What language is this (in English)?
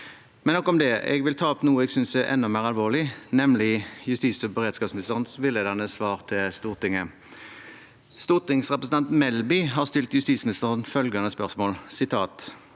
Norwegian